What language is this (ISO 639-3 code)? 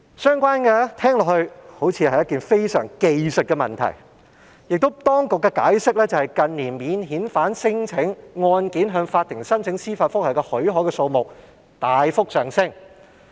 yue